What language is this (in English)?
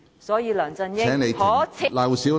Cantonese